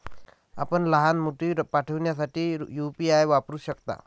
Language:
Marathi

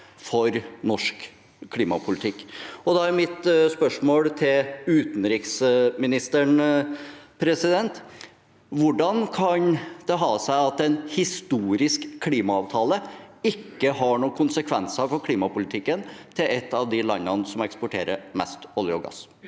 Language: Norwegian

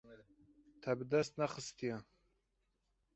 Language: Kurdish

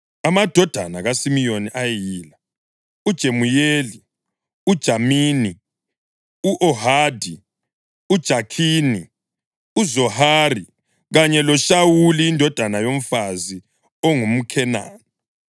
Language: North Ndebele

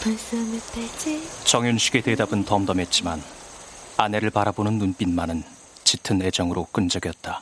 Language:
Korean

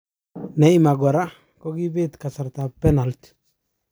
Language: Kalenjin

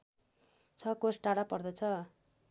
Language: Nepali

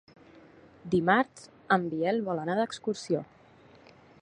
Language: Catalan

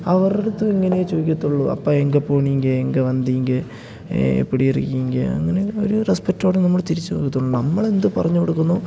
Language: Malayalam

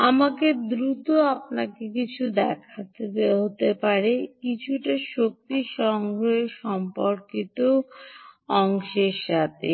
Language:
Bangla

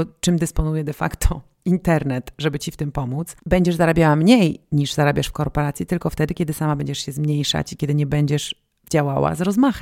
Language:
Polish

